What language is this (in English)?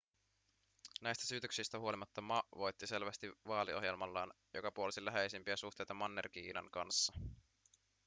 Finnish